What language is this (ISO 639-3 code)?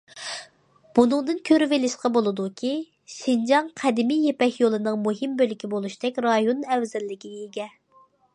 uig